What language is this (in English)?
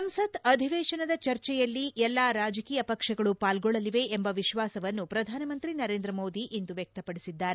Kannada